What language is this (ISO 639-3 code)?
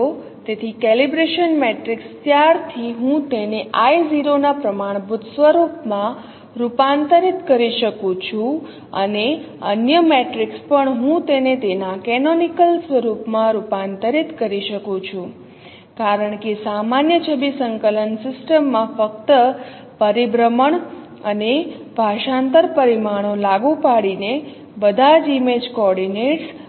guj